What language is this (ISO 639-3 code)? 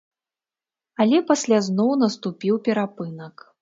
bel